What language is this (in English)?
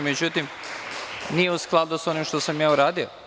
Serbian